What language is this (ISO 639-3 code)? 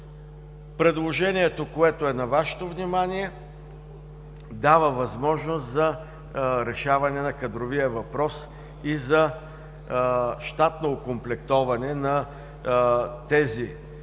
bul